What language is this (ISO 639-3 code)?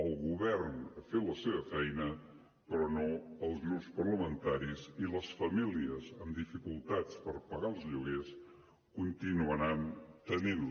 cat